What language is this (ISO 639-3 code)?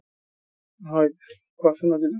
asm